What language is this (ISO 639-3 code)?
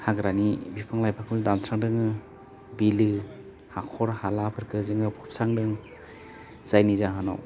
brx